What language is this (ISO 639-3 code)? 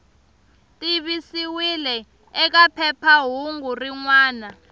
tso